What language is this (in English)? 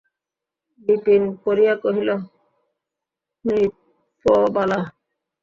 Bangla